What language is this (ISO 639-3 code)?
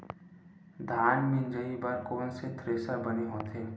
hne